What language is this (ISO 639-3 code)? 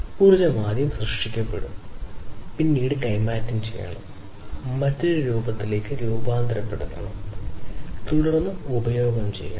mal